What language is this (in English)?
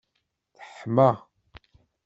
Kabyle